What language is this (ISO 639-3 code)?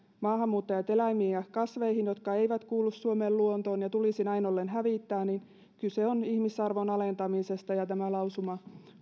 fin